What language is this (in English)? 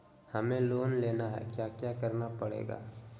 Magahi